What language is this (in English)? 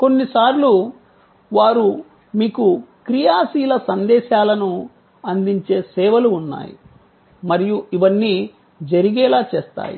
Telugu